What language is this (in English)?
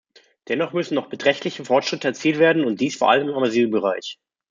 German